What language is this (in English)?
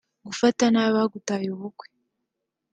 Kinyarwanda